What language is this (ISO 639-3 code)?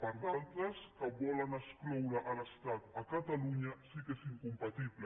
cat